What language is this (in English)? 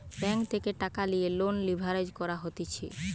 Bangla